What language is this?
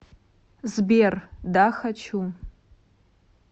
Russian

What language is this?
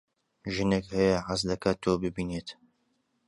Central Kurdish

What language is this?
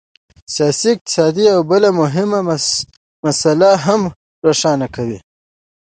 Pashto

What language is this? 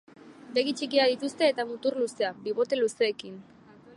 Basque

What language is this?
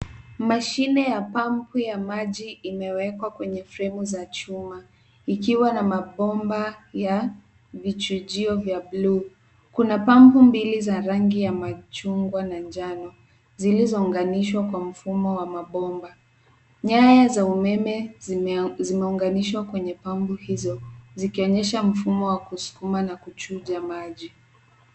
Swahili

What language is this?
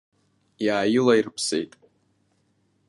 Abkhazian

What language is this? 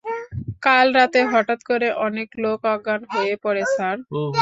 Bangla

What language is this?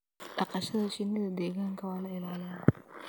Somali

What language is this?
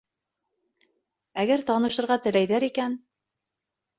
Bashkir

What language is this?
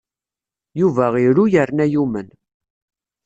Kabyle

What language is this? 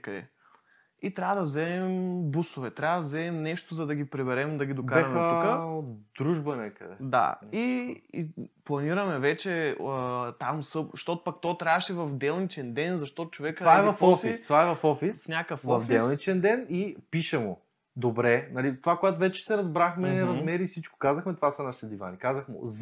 Bulgarian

